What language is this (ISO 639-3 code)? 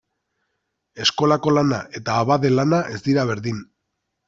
eus